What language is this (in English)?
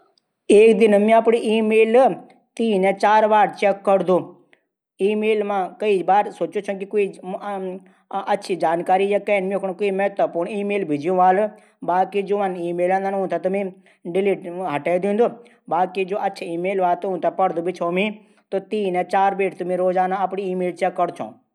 Garhwali